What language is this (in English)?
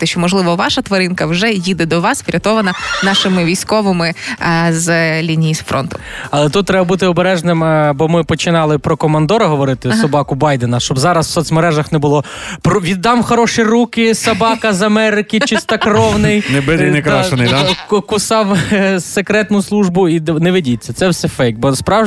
Ukrainian